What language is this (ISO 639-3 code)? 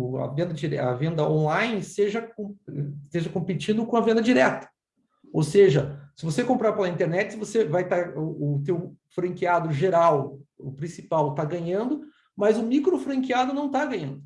por